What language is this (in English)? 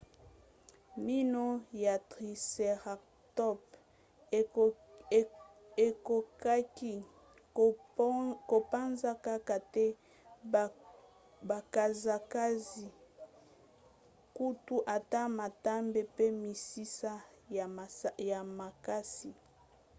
Lingala